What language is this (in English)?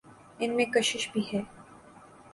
Urdu